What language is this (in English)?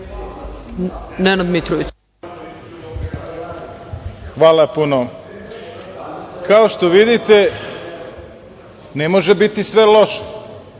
Serbian